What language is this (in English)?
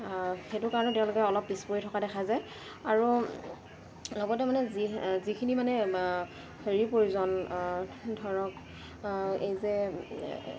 Assamese